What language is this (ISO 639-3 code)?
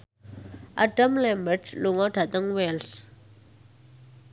jav